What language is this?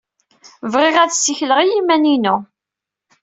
Kabyle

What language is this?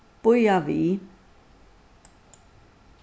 Faroese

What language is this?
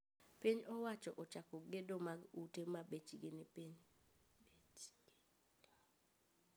Luo (Kenya and Tanzania)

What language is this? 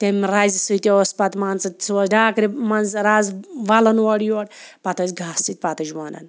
Kashmiri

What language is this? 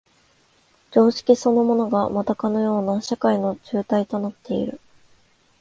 Japanese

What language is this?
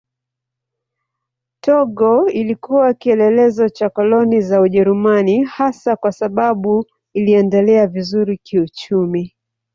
Swahili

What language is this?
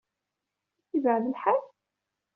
Kabyle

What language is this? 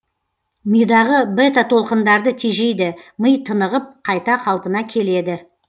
Kazakh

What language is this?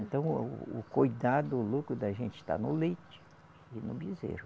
Portuguese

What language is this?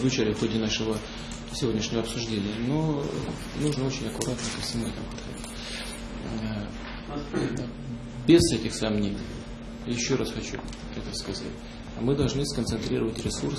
Russian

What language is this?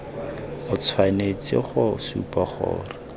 Tswana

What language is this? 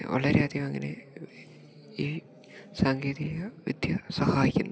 Malayalam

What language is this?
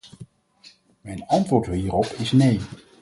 Dutch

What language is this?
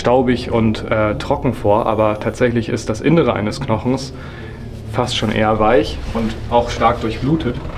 German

